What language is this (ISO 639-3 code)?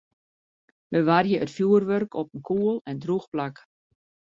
fry